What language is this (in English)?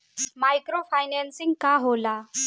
Bhojpuri